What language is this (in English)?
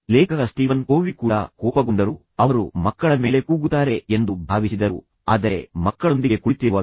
Kannada